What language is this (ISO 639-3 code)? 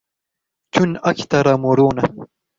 ara